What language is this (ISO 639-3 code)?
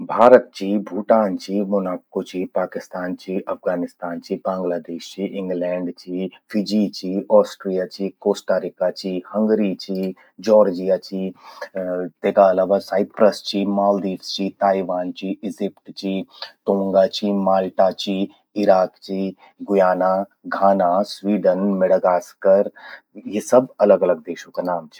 gbm